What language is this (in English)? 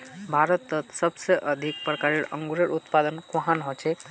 Magahi